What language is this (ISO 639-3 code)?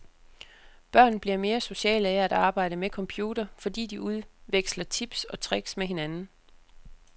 dan